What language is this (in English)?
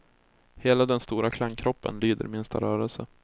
Swedish